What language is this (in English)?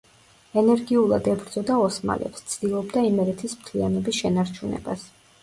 Georgian